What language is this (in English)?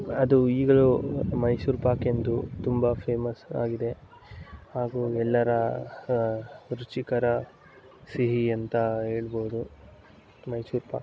Kannada